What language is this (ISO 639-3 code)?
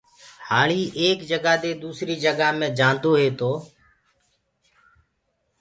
ggg